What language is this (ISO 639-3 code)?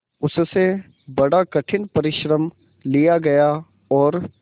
hin